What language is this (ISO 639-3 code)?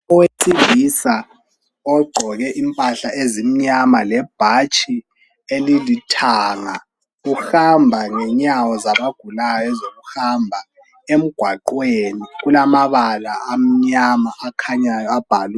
nde